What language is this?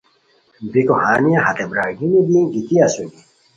Khowar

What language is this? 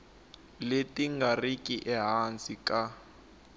Tsonga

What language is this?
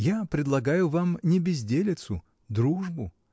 Russian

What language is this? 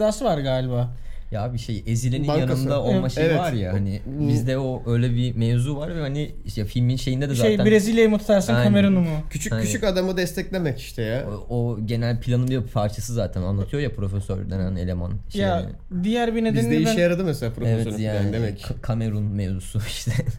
Turkish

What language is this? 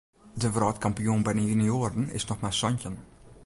Western Frisian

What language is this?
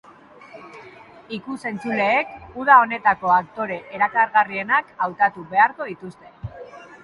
Basque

